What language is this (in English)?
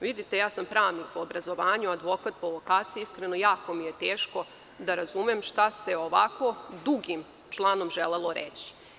Serbian